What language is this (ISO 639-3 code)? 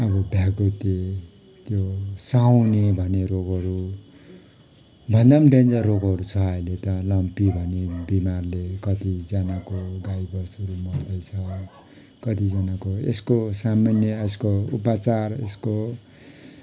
nep